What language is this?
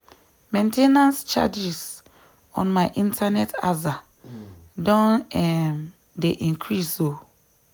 Nigerian Pidgin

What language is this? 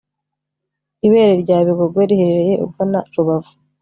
Kinyarwanda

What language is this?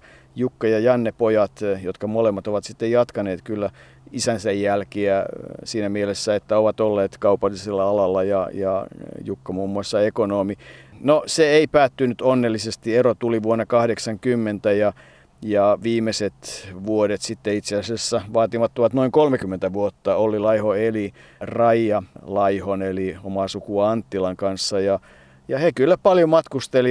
Finnish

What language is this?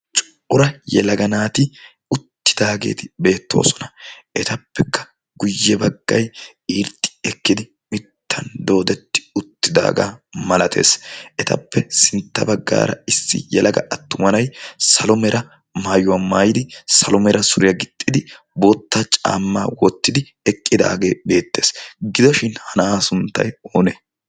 Wolaytta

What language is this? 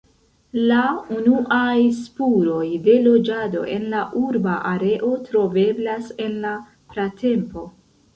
Esperanto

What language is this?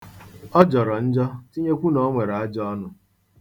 Igbo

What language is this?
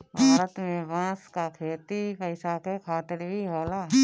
Bhojpuri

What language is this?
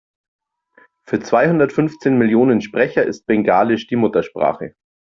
German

